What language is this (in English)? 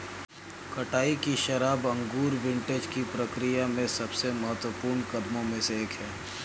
Hindi